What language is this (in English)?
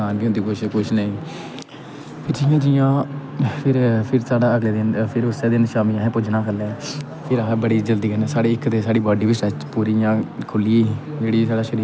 Dogri